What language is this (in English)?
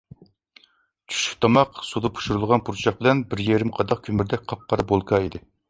Uyghur